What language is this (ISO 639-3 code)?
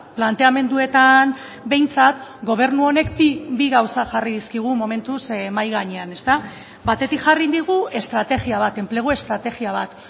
eus